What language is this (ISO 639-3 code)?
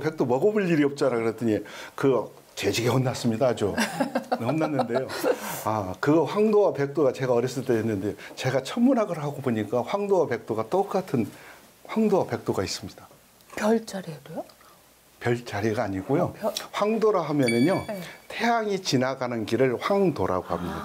kor